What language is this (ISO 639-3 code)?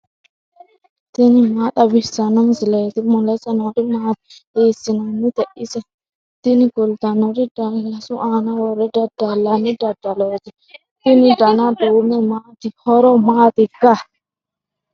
sid